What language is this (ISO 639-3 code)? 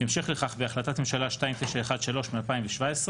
heb